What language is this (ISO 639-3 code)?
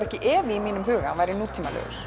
isl